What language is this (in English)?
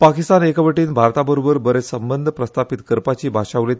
Konkani